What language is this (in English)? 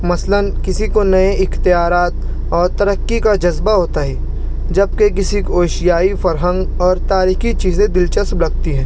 Urdu